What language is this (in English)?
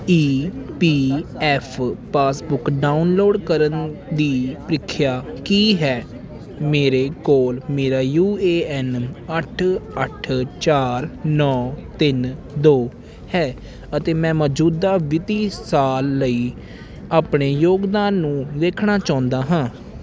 Punjabi